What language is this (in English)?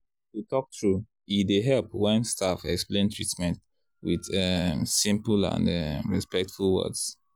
Nigerian Pidgin